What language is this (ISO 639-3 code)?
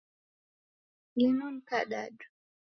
dav